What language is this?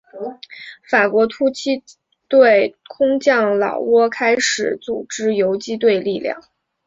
Chinese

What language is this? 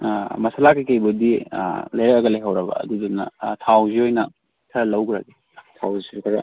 Manipuri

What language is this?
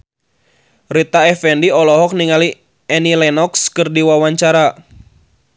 Sundanese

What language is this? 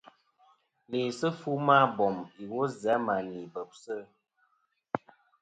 Kom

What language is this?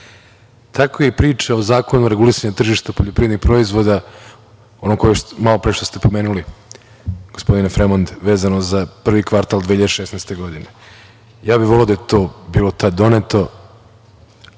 Serbian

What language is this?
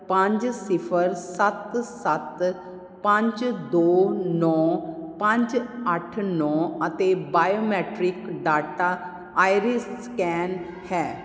Punjabi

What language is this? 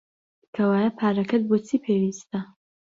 Central Kurdish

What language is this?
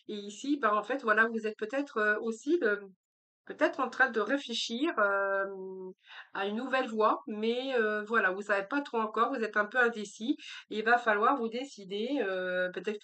French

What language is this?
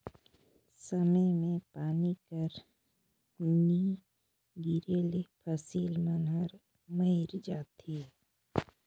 Chhattisgarhi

